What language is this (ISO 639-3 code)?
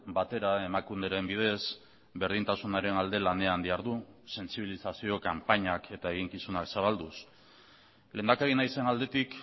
eus